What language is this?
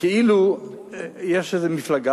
Hebrew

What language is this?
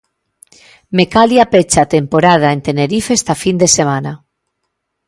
Galician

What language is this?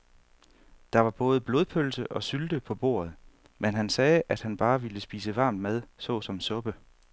Danish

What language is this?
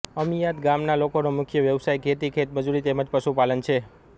Gujarati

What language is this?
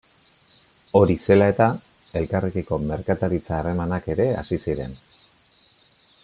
Basque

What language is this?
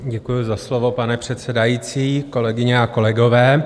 Czech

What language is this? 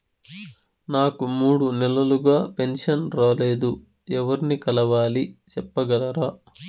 Telugu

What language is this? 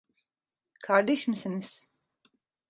Turkish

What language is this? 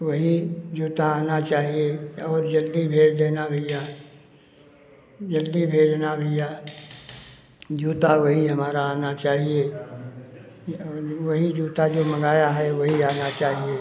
Hindi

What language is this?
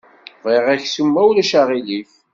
Kabyle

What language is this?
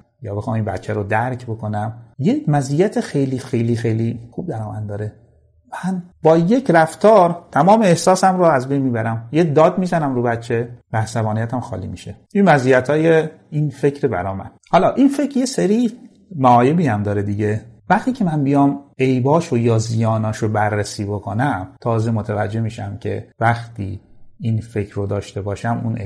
Persian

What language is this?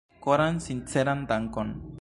Esperanto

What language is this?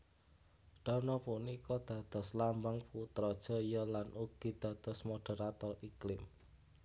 Javanese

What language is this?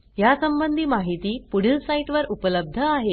Marathi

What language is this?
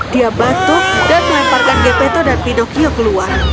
Indonesian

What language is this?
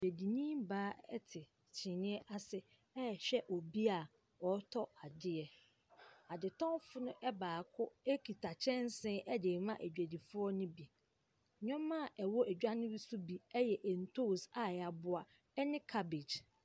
Akan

